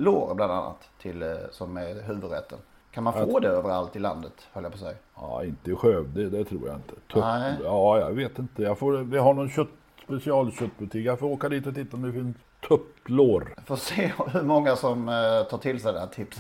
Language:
Swedish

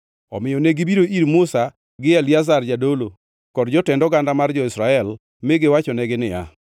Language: Luo (Kenya and Tanzania)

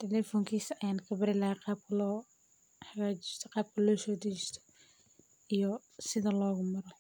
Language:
Somali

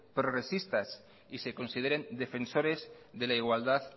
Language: Spanish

